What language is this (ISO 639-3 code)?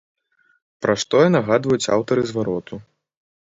bel